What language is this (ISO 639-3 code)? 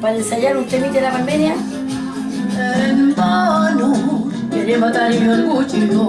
spa